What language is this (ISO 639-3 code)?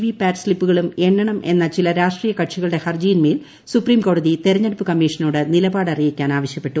mal